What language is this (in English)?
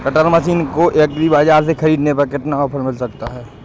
Hindi